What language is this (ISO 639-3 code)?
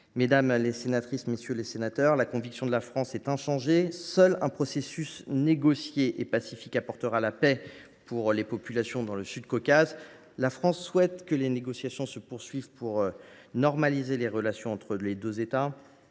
fra